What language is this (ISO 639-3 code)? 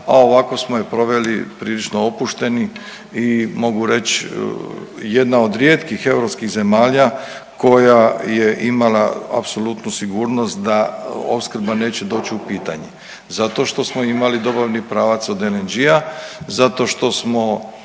hrv